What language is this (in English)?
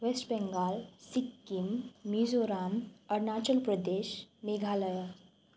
Nepali